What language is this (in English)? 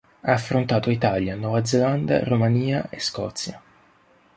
Italian